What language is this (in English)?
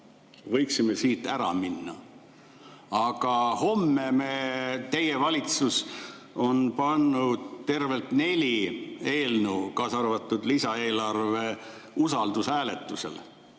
Estonian